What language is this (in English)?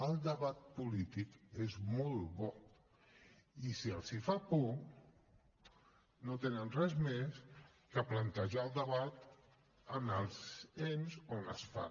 Catalan